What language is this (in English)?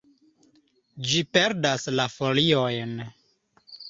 Esperanto